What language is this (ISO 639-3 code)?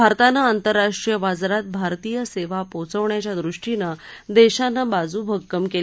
mar